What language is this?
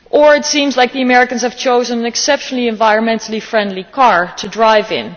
English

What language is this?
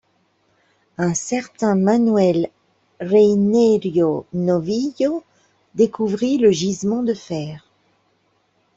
French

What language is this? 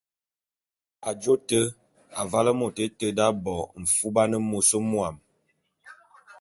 Bulu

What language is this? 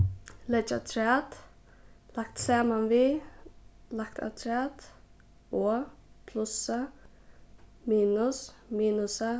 Faroese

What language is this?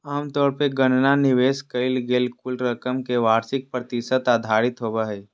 Magahi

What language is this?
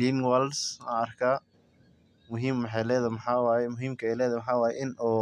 Somali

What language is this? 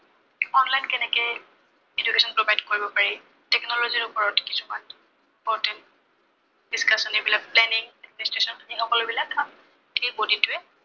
Assamese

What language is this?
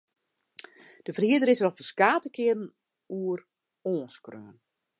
Western Frisian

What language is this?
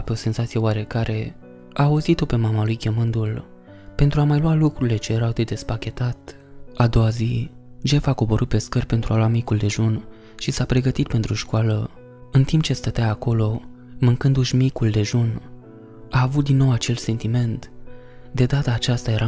Romanian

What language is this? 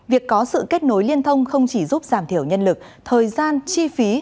Vietnamese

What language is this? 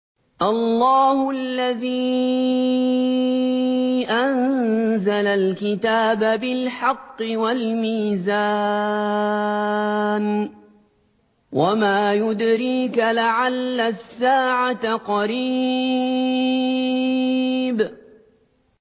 Arabic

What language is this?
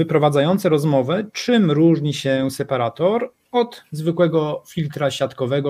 Polish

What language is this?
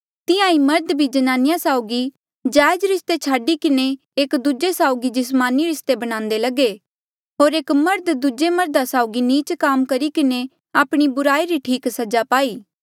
Mandeali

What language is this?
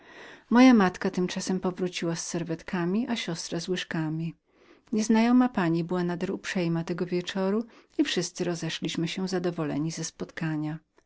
Polish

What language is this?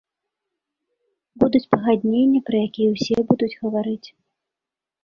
Belarusian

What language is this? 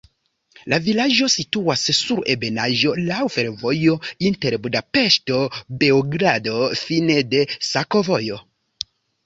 Esperanto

